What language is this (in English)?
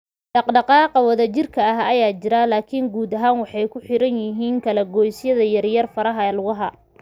Somali